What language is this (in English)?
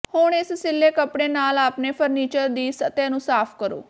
Punjabi